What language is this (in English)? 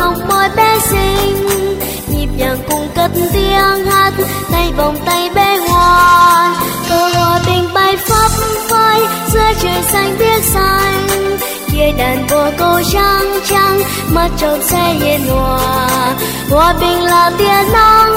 Vietnamese